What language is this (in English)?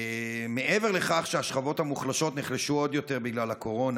Hebrew